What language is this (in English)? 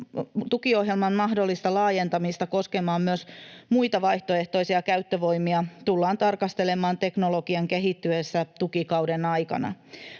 Finnish